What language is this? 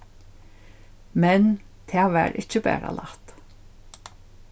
Faroese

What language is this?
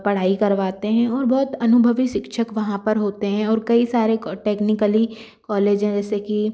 Hindi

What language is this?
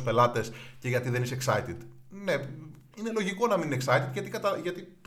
Greek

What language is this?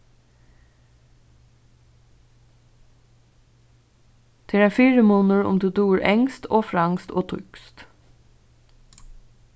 Faroese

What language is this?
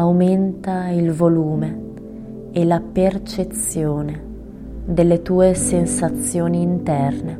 Italian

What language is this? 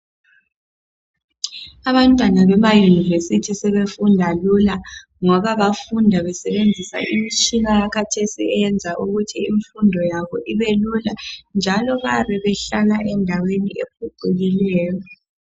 North Ndebele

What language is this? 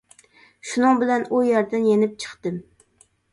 Uyghur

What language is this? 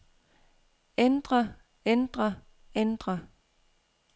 Danish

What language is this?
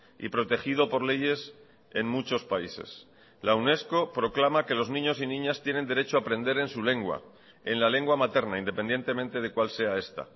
Spanish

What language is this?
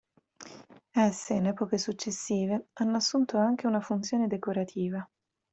Italian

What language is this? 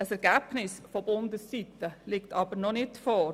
Swiss German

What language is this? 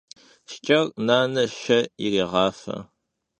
Kabardian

